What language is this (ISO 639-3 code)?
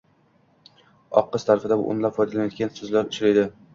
uzb